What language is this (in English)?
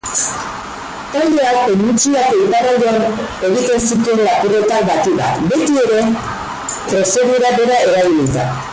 Basque